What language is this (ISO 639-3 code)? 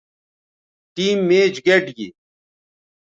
btv